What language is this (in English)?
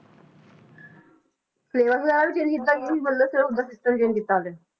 Punjabi